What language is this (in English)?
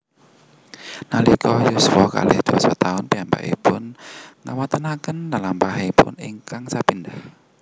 Javanese